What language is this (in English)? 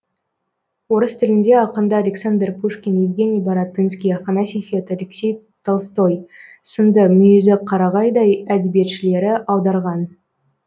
Kazakh